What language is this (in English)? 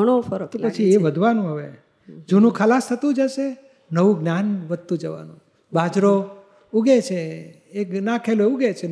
Gujarati